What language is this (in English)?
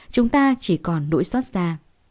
Vietnamese